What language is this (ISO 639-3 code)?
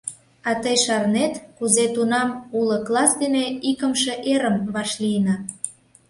chm